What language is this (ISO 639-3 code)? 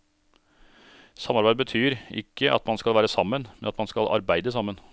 nor